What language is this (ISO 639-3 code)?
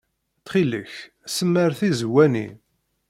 kab